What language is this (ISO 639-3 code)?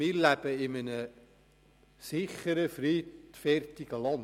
gsw